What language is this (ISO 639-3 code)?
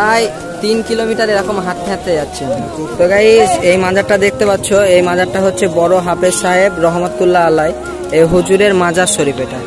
ind